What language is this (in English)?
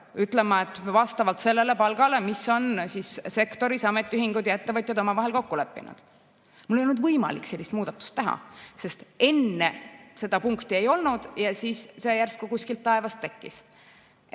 Estonian